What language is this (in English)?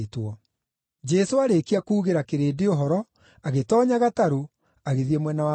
Kikuyu